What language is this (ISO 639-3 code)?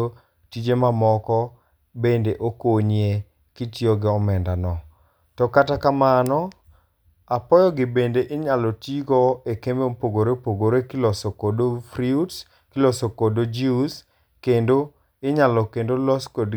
luo